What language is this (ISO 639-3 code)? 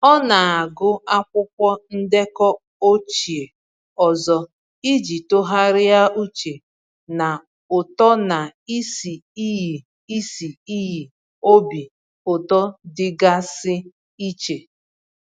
ibo